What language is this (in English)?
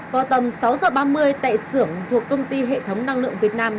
Vietnamese